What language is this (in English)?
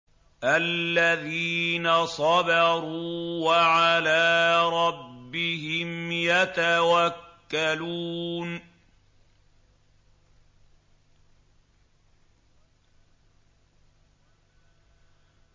Arabic